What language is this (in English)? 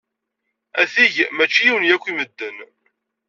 Kabyle